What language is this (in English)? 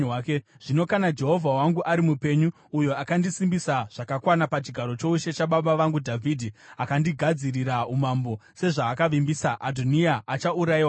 Shona